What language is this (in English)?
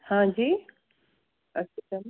Kashmiri